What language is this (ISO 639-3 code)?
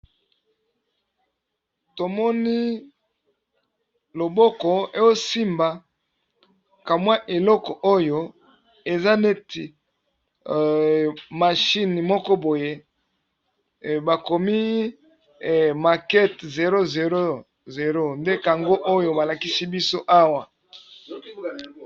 lin